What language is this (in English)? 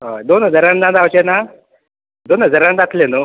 Konkani